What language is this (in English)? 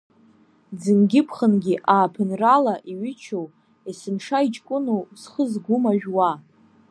Abkhazian